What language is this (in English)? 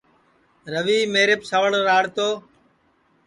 Sansi